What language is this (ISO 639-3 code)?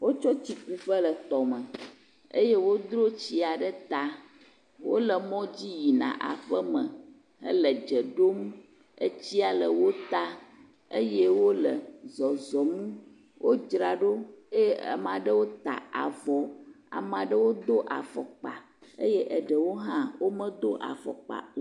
ewe